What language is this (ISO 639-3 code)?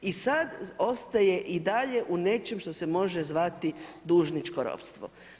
hrv